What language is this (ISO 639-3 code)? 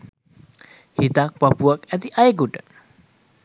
sin